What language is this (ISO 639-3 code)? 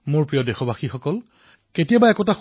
asm